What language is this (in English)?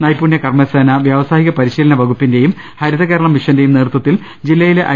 Malayalam